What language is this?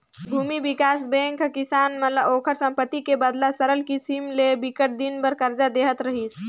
Chhattisgarhi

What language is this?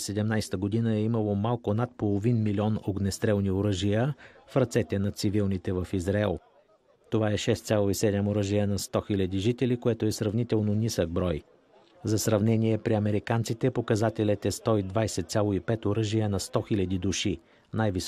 Bulgarian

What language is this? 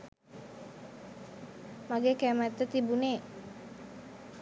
Sinhala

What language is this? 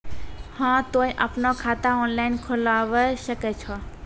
Maithili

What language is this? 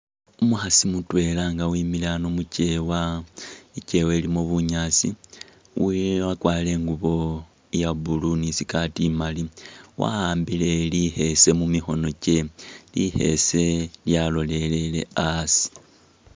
Masaaba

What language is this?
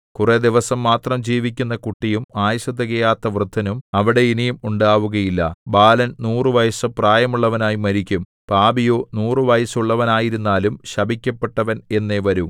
Malayalam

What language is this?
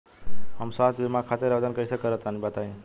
Bhojpuri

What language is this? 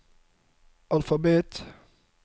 Norwegian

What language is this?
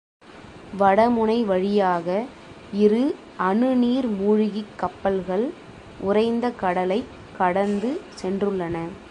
Tamil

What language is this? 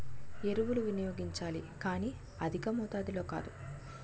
Telugu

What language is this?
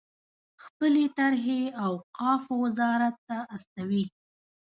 Pashto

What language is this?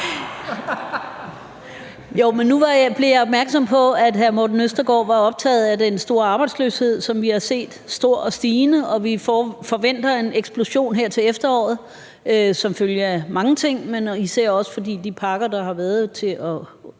Danish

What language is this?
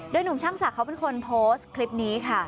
Thai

